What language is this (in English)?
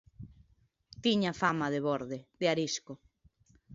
Galician